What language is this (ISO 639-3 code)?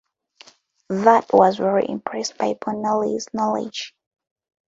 eng